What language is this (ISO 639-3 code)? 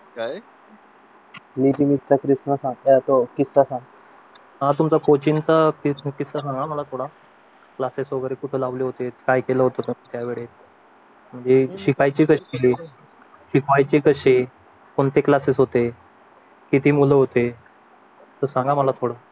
mar